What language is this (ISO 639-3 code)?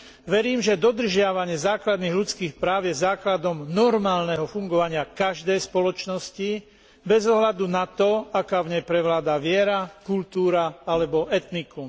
slk